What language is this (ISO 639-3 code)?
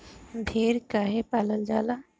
bho